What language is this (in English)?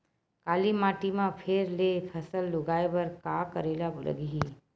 Chhattisgarhi